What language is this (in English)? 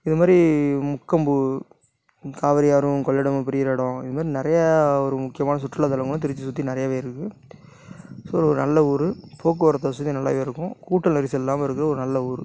Tamil